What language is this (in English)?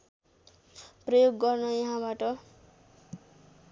Nepali